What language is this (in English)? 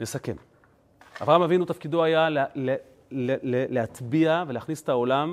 Hebrew